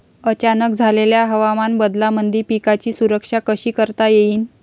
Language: Marathi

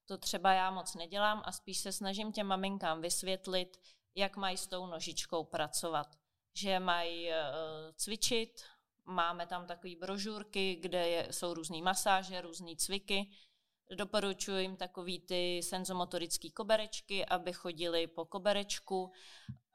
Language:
Czech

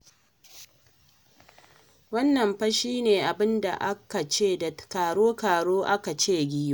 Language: Hausa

